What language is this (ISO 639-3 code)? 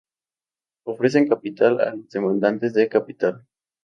spa